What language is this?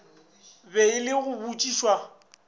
Northern Sotho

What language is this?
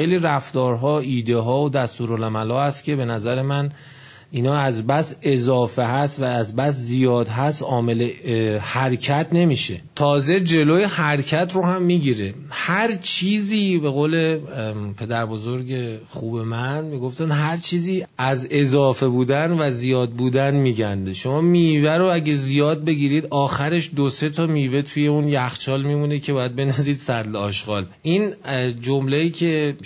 Persian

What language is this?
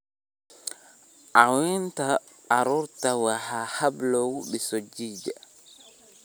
Somali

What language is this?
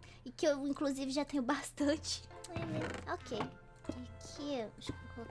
Portuguese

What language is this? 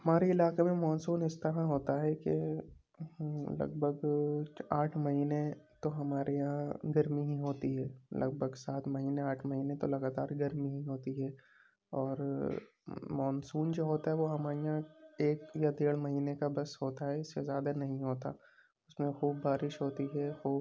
Urdu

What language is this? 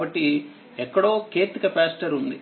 Telugu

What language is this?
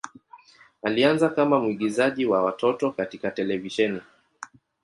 Swahili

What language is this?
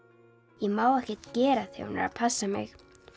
Icelandic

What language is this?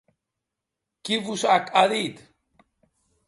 Occitan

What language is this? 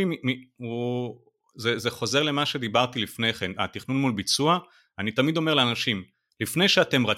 Hebrew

